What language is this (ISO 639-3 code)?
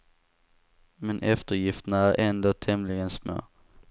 swe